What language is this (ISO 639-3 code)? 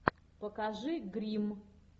rus